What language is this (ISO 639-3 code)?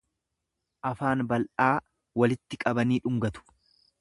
orm